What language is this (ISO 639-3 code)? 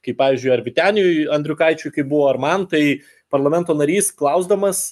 lit